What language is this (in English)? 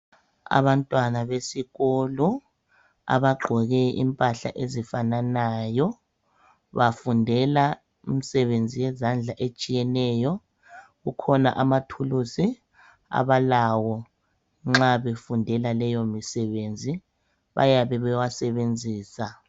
North Ndebele